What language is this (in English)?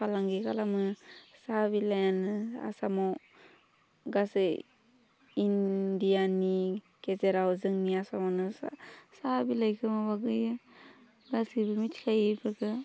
Bodo